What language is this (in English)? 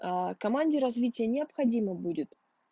Russian